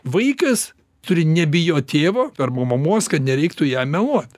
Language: Lithuanian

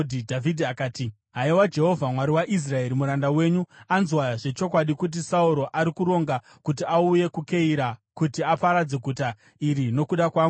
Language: Shona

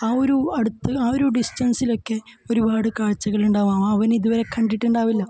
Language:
Malayalam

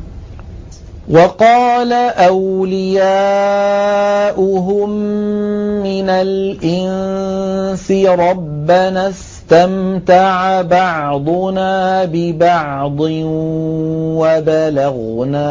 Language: Arabic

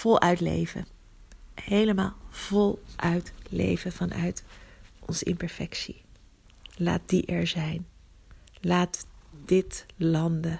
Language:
Dutch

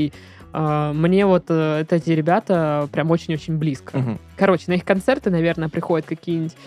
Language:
Russian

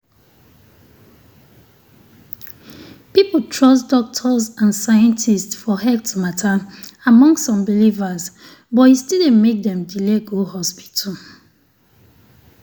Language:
Nigerian Pidgin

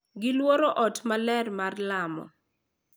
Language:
Luo (Kenya and Tanzania)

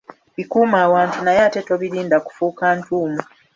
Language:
Ganda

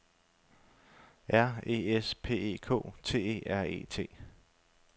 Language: Danish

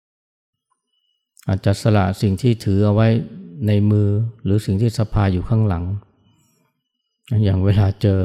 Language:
Thai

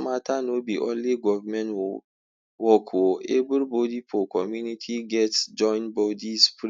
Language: Nigerian Pidgin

